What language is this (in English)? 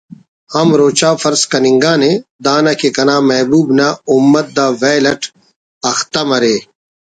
Brahui